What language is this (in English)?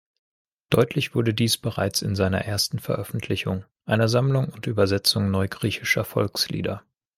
German